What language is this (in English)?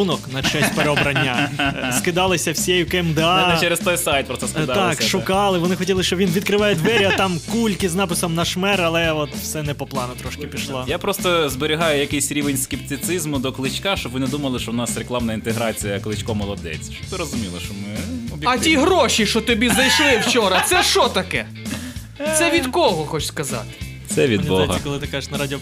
Ukrainian